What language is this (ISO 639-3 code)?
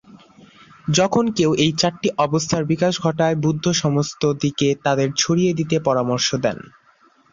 ben